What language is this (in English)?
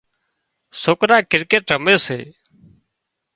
Wadiyara Koli